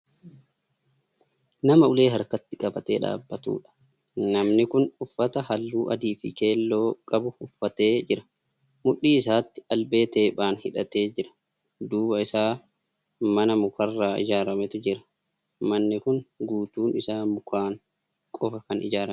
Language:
Oromo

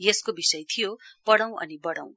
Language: Nepali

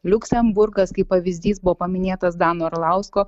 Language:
Lithuanian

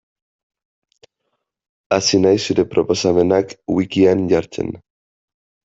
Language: Basque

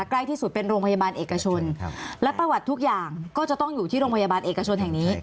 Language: Thai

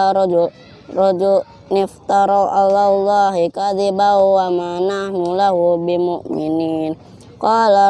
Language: Indonesian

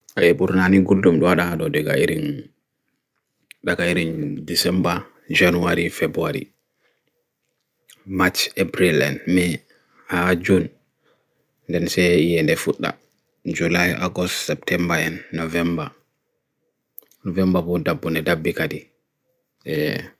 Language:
Bagirmi Fulfulde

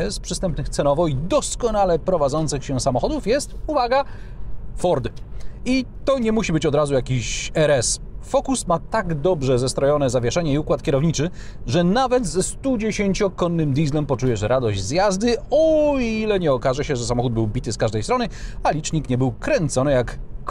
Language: Polish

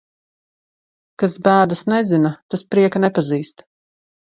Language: Latvian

